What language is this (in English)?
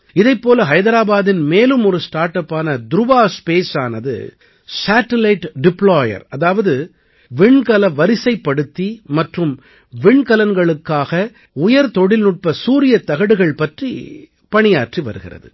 Tamil